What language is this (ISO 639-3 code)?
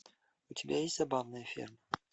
rus